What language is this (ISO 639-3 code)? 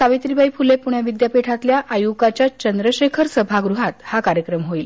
mar